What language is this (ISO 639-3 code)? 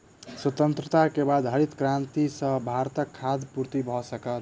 mai